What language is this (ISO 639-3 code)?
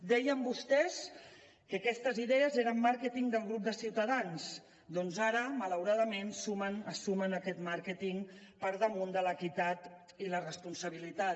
cat